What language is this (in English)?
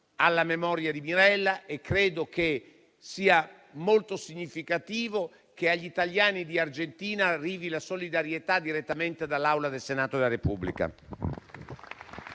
Italian